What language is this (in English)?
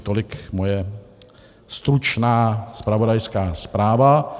Czech